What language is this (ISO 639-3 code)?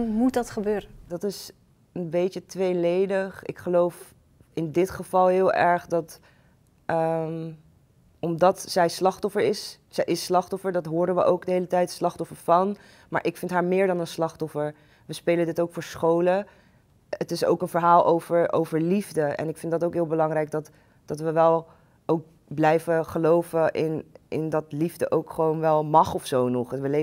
nld